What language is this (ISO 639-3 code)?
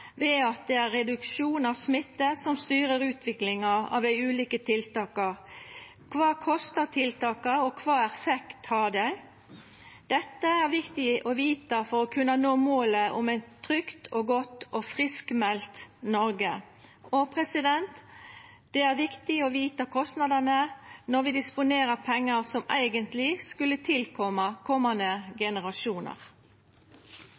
nno